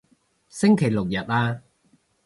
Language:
Cantonese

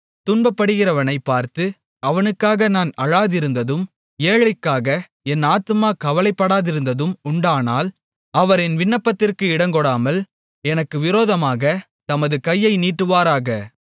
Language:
Tamil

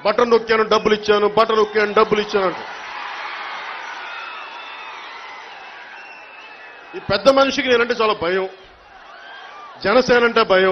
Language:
Turkish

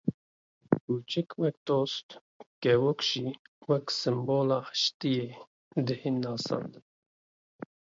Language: Kurdish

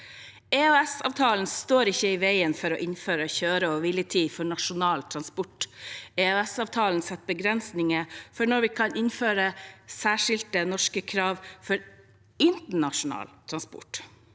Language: Norwegian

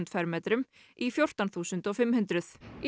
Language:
Icelandic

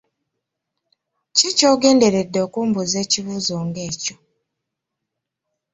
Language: Ganda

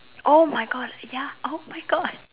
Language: English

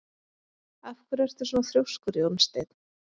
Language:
Icelandic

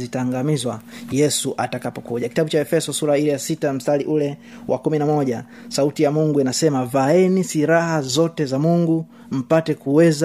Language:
Swahili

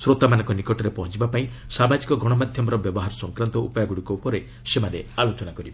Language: Odia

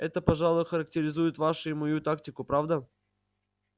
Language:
Russian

